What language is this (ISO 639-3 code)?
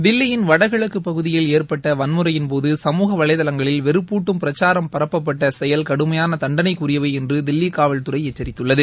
tam